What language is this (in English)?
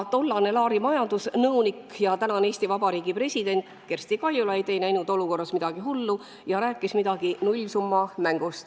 Estonian